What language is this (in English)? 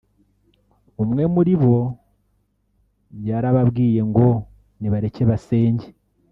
Kinyarwanda